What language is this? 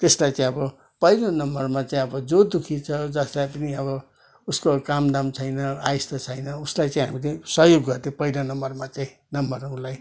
Nepali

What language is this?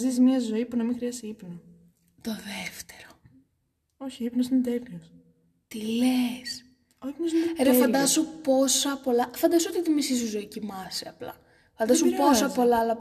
Greek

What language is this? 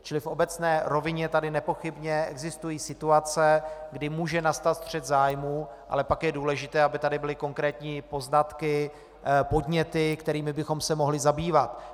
Czech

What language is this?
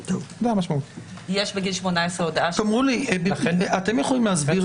Hebrew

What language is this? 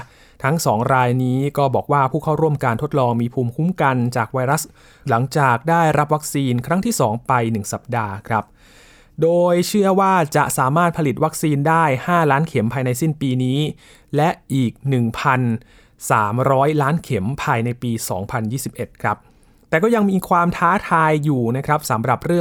Thai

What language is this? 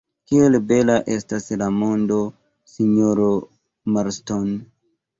Esperanto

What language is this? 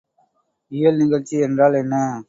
Tamil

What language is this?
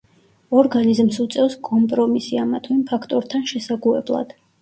Georgian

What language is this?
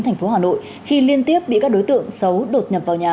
Vietnamese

